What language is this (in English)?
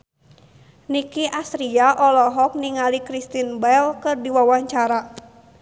Sundanese